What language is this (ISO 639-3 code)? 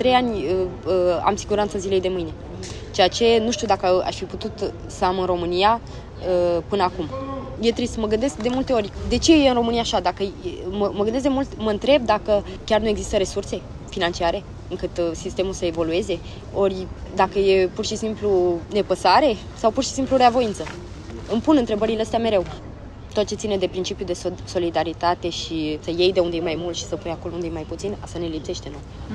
ron